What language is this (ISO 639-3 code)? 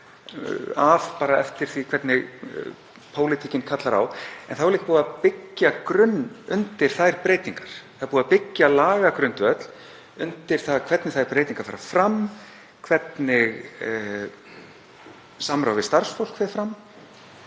isl